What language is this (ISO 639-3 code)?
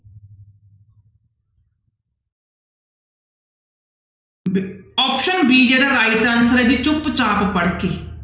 pan